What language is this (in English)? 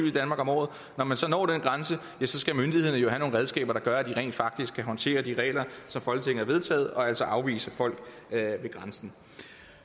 Danish